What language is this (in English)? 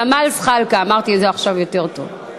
Hebrew